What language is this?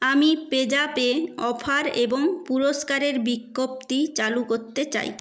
Bangla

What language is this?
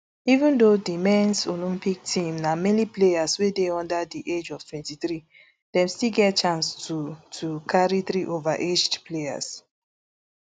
Nigerian Pidgin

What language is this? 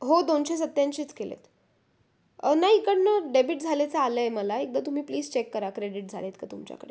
Marathi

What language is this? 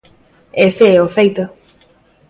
Galician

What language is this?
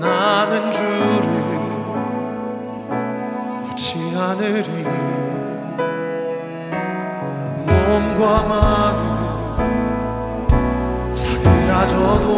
Korean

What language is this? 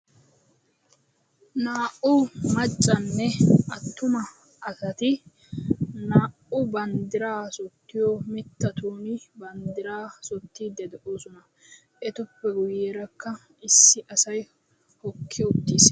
Wolaytta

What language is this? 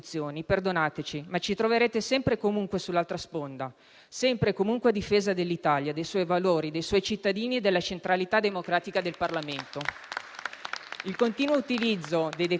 Italian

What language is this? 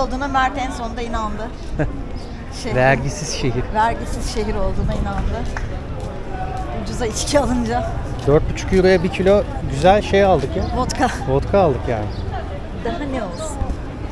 Turkish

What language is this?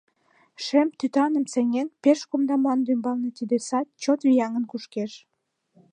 Mari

